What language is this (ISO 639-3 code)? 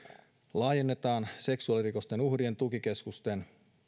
fin